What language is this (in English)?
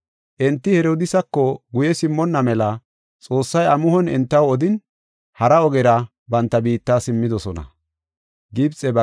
Gofa